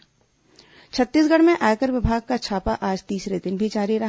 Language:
Hindi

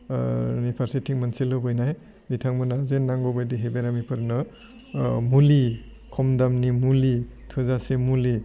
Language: Bodo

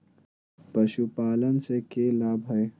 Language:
Magahi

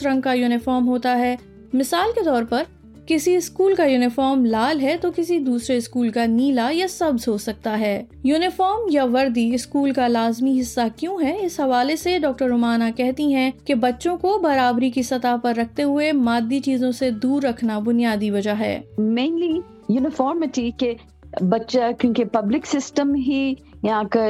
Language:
Urdu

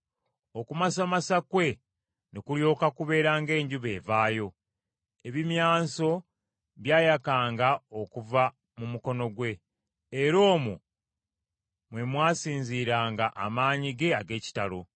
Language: Ganda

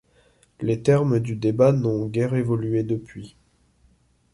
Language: French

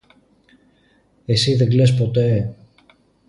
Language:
Greek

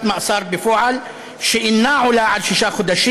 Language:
Hebrew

